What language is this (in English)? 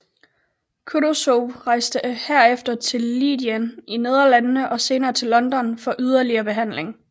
Danish